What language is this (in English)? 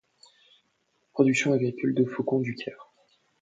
French